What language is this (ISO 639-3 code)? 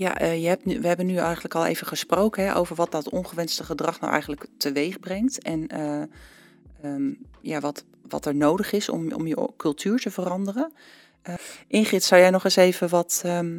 nld